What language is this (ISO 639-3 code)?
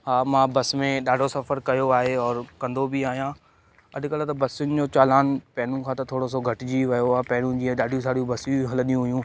snd